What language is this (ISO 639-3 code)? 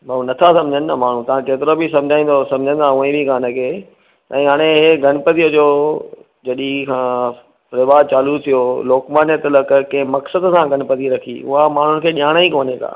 snd